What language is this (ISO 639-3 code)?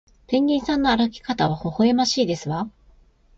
jpn